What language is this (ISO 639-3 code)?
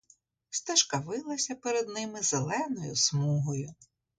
ukr